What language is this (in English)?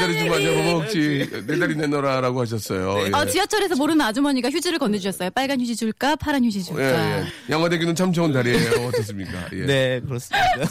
Korean